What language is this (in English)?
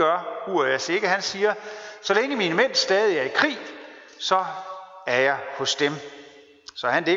Danish